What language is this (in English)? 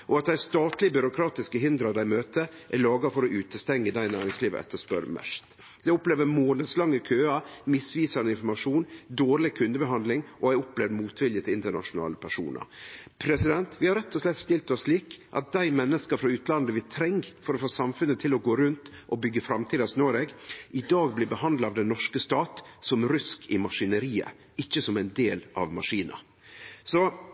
Norwegian Nynorsk